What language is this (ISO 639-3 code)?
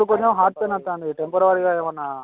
tel